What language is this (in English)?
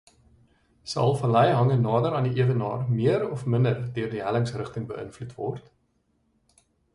Afrikaans